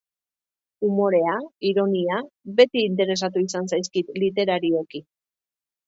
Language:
Basque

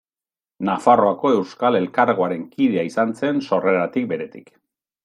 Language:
Basque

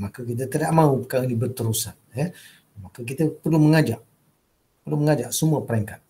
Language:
Malay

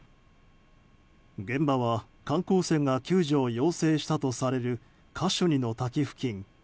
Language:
Japanese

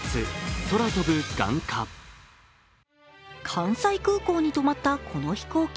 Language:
Japanese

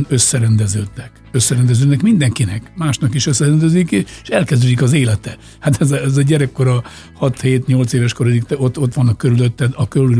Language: Hungarian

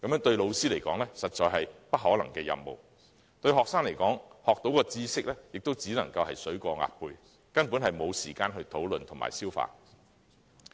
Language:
Cantonese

